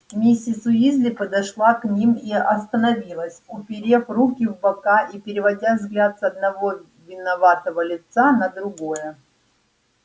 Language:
Russian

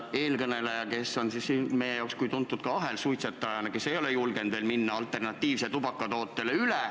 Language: Estonian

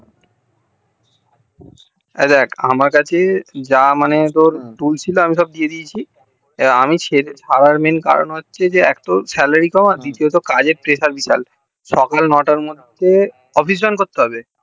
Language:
Bangla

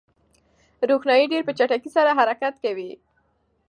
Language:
Pashto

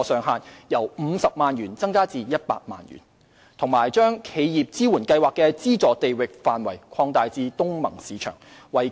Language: Cantonese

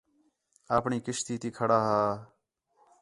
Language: Khetrani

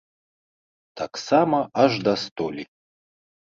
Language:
Belarusian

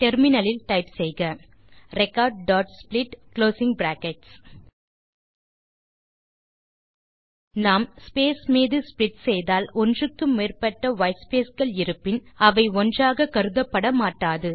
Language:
Tamil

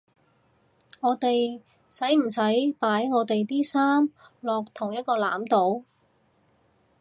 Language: Cantonese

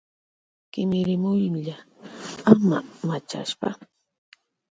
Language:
Loja Highland Quichua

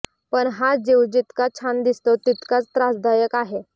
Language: Marathi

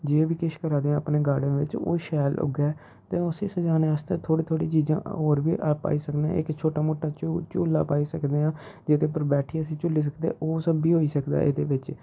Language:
Dogri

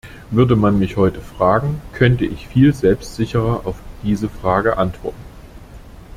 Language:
German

